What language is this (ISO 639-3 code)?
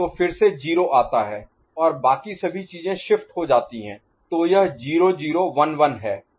hin